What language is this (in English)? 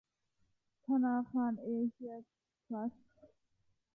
Thai